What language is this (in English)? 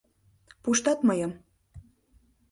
Mari